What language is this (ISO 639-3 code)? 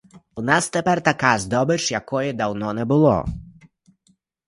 ukr